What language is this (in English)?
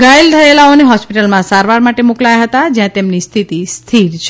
Gujarati